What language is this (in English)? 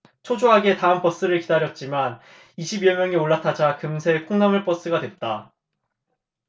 Korean